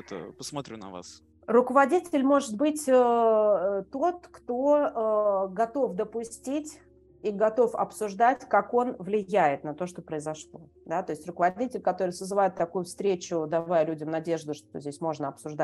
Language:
Russian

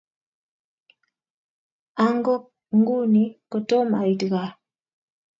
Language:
Kalenjin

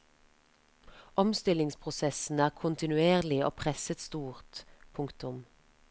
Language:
Norwegian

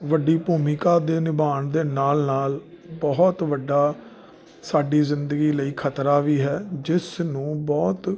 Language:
Punjabi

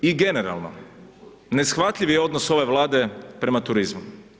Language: Croatian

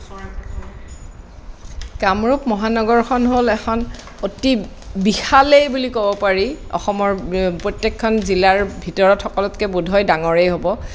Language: Assamese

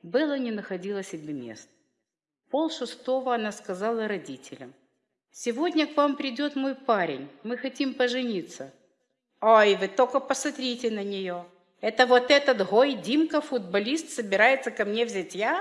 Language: Russian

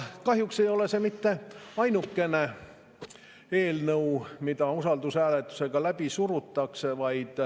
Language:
Estonian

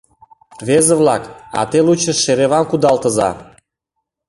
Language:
Mari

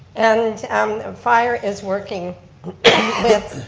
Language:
English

